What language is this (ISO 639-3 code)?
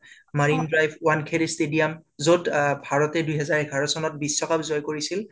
asm